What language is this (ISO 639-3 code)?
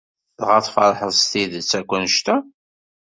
kab